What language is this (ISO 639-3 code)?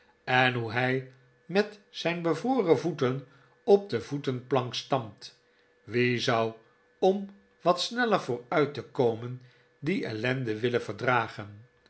nld